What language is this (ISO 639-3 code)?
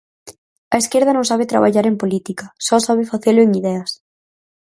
glg